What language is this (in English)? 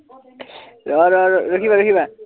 Assamese